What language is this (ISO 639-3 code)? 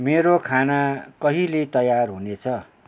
nep